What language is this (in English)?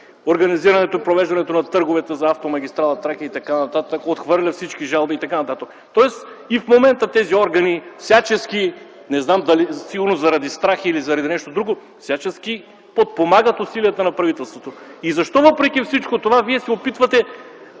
Bulgarian